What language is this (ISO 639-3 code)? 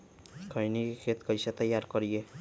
mag